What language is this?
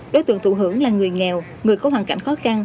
Vietnamese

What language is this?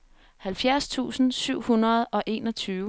Danish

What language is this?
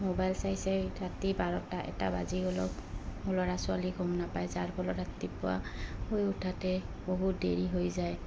Assamese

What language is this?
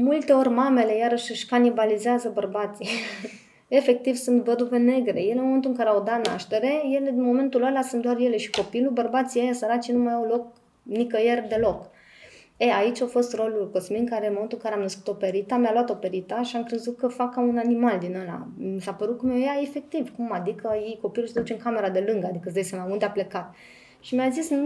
Romanian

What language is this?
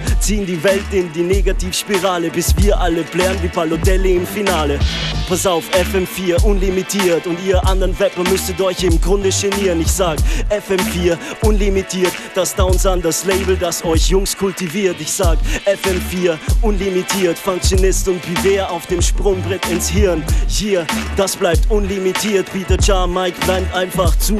German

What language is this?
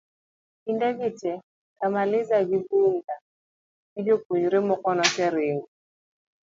Luo (Kenya and Tanzania)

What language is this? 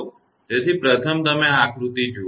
Gujarati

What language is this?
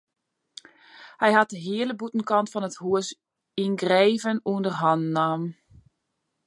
Western Frisian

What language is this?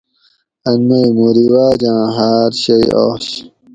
Gawri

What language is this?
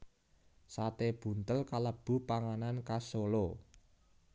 Javanese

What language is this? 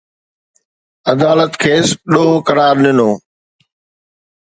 Sindhi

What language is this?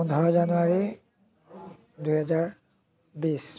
Assamese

